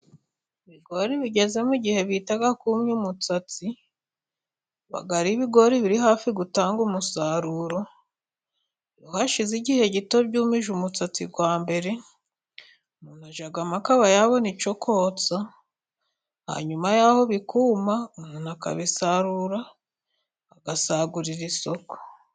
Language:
Kinyarwanda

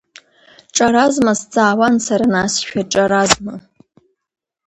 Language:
Abkhazian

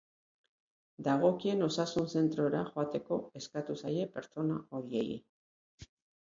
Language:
Basque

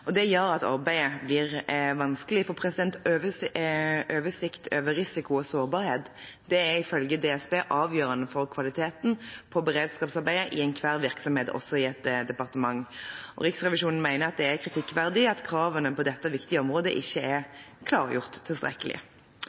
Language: Norwegian Bokmål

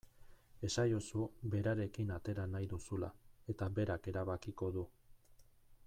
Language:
Basque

